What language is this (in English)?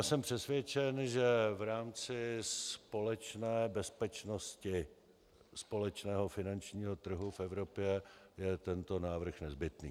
Czech